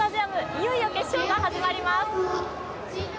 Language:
Japanese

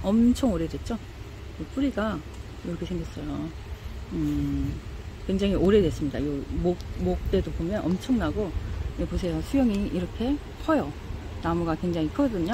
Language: Korean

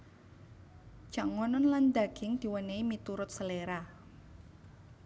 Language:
Javanese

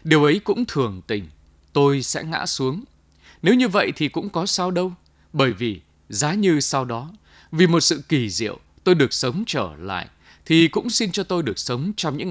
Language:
Vietnamese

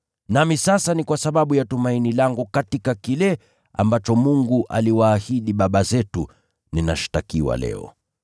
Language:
Swahili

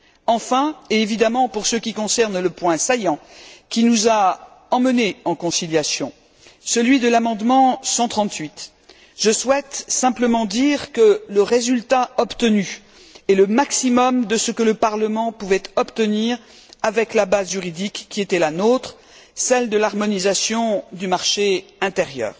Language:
French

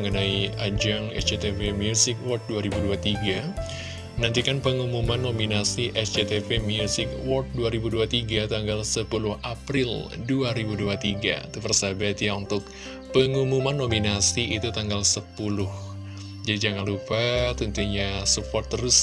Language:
Indonesian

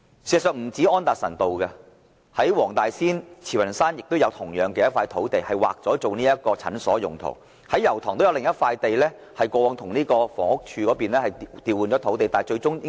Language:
Cantonese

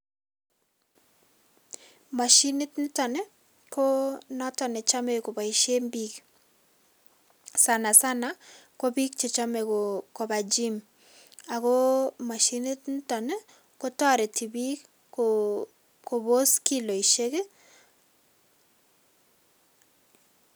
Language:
Kalenjin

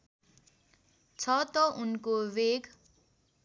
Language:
Nepali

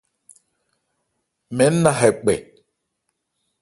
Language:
Ebrié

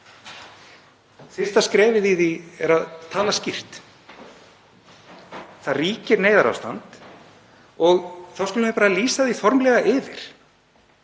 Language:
Icelandic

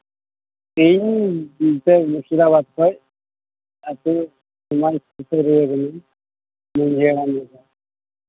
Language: Santali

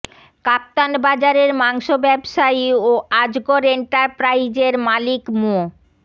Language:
Bangla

